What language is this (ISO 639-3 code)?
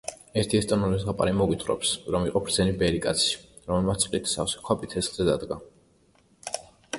kat